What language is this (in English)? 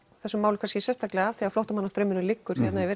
Icelandic